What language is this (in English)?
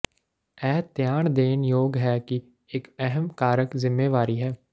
Punjabi